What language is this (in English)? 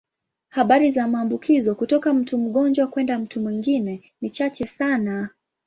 Swahili